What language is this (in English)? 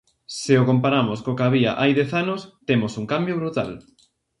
Galician